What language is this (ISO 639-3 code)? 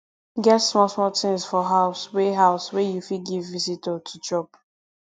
pcm